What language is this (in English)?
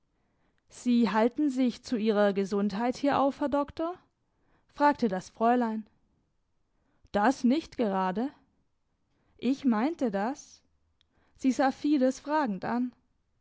German